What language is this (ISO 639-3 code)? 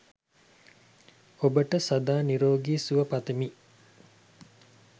sin